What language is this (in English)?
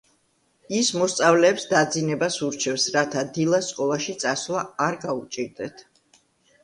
Georgian